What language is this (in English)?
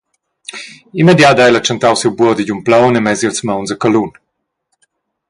Romansh